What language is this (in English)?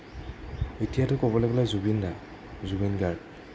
Assamese